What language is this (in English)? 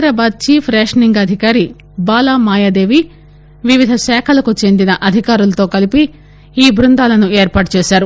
Telugu